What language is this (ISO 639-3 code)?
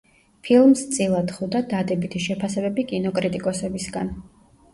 kat